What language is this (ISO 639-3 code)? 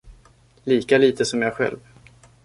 swe